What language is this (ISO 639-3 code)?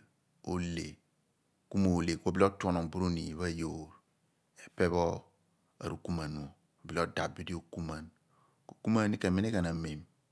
abn